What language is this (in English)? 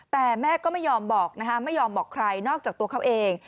Thai